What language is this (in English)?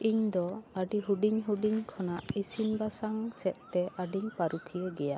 Santali